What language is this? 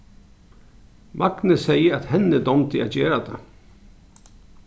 Faroese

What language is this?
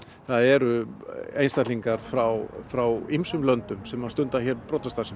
Icelandic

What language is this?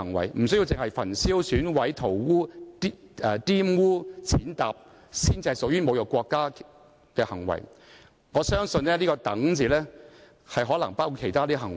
Cantonese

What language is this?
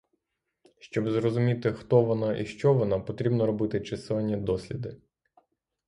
Ukrainian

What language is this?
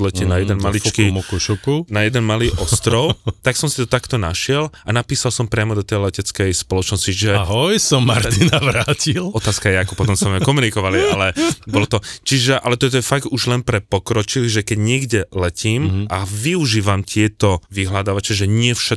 Slovak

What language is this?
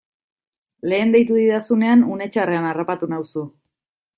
Basque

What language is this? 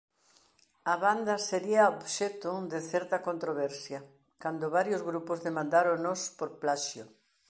Galician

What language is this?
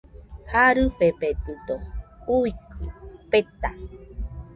Nüpode Huitoto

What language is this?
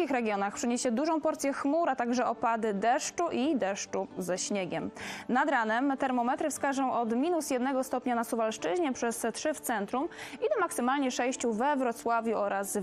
Polish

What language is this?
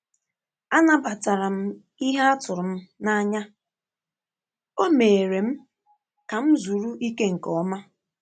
Igbo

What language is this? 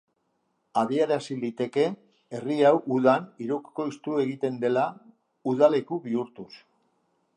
Basque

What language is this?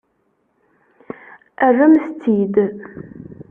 Kabyle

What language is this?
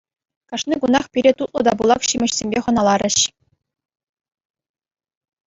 Chuvash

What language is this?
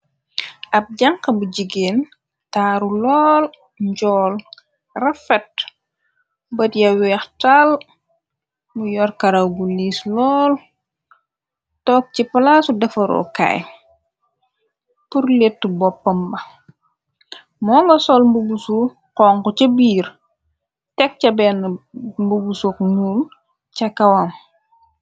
Wolof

